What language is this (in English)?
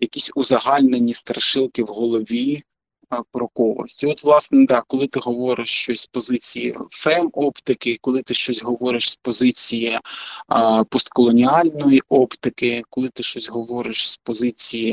Ukrainian